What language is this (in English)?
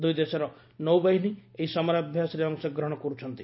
Odia